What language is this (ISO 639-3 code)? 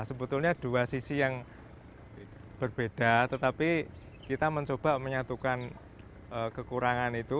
ind